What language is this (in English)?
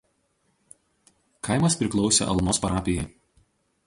Lithuanian